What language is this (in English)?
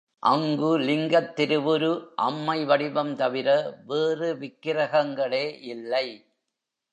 Tamil